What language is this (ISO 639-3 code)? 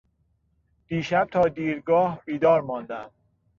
fas